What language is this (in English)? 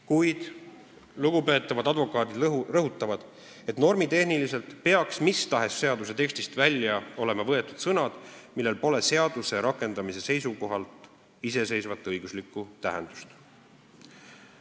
Estonian